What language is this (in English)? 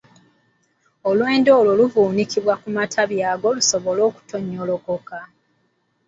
Ganda